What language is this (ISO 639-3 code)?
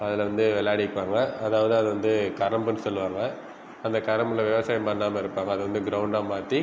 tam